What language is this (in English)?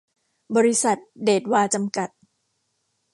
Thai